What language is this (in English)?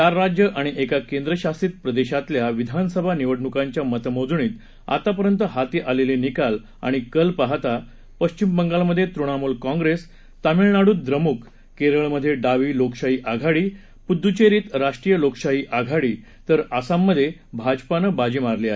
Marathi